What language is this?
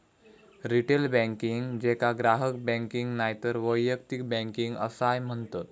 Marathi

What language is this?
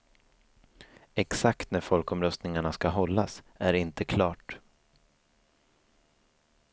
Swedish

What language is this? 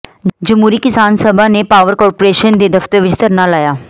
Punjabi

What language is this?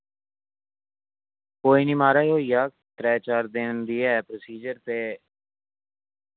Dogri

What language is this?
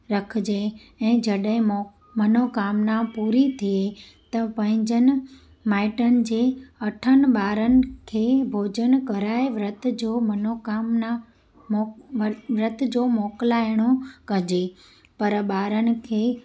Sindhi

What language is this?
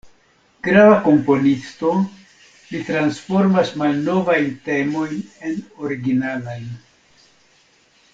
Esperanto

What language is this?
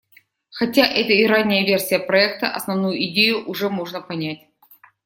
Russian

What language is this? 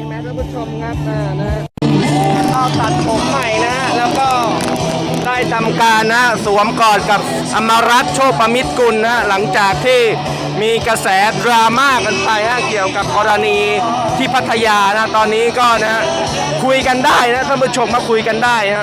Thai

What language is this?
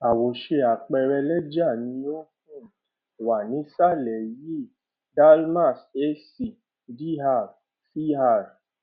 Yoruba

